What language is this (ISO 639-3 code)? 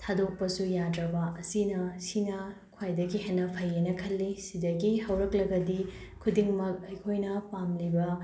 mni